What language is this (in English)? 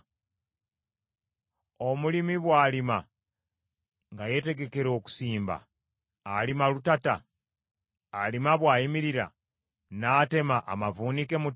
Ganda